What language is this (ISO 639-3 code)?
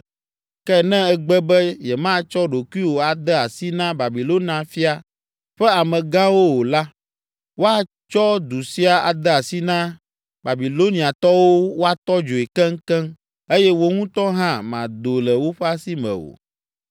ewe